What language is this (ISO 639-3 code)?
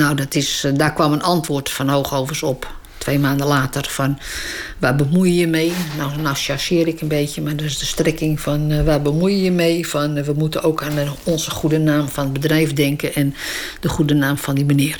nld